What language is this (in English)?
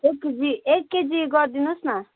Nepali